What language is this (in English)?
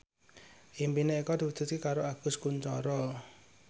Javanese